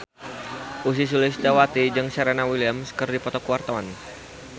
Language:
Sundanese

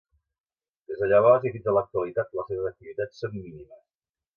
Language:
Catalan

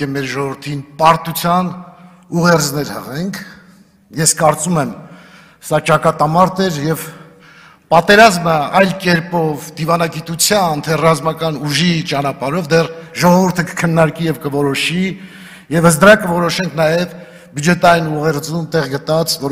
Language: Turkish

